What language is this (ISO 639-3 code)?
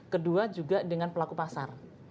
ind